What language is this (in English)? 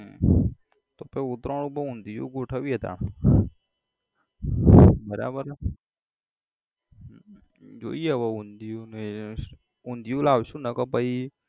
Gujarati